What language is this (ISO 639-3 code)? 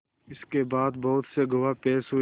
hin